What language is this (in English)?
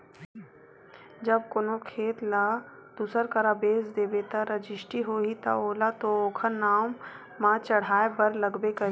Chhattisgarhi